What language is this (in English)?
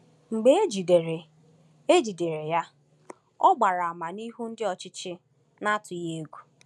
Igbo